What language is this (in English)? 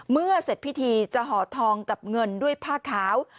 Thai